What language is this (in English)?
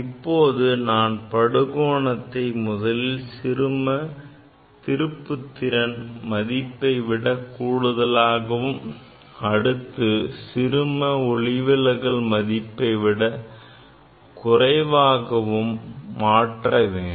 Tamil